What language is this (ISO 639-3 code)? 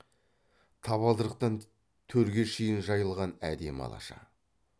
kaz